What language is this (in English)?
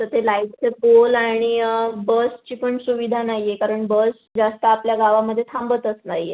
Marathi